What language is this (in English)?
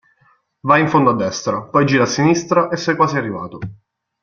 Italian